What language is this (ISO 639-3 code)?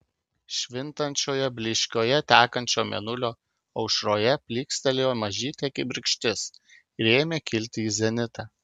lit